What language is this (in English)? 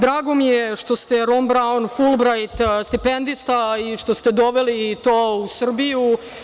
Serbian